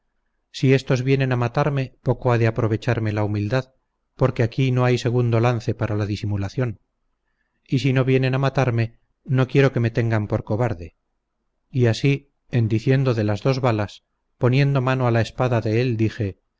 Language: Spanish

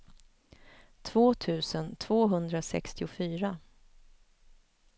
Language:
Swedish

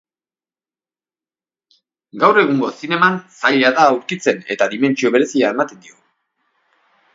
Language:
Basque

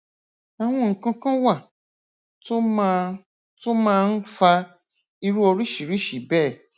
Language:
Yoruba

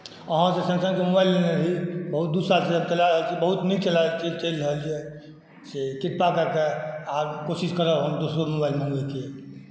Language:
Maithili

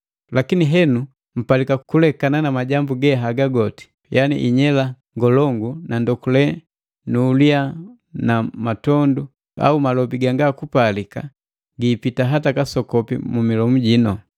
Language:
Matengo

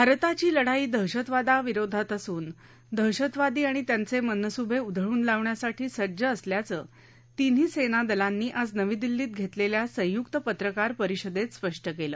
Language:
Marathi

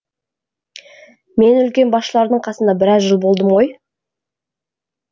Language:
Kazakh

